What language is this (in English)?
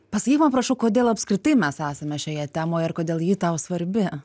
Lithuanian